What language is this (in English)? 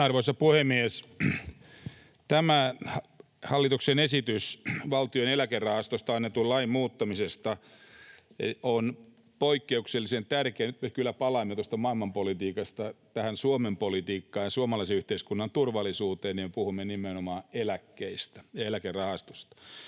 Finnish